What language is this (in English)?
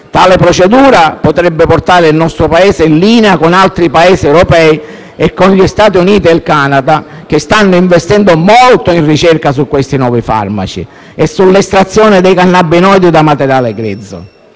Italian